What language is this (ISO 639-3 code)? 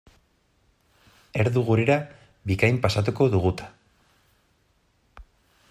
eus